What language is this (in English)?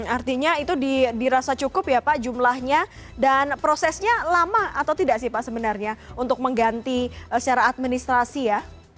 Indonesian